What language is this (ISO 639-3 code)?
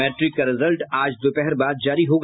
hin